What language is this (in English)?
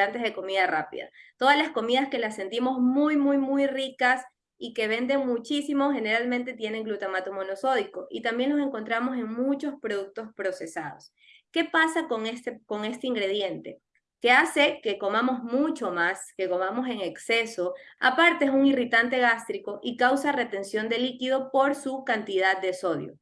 Spanish